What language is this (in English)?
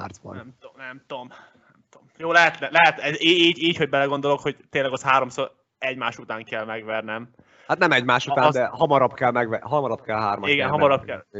Hungarian